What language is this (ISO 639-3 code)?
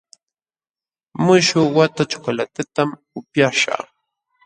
qxw